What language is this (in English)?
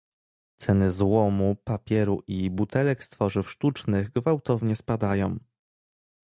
Polish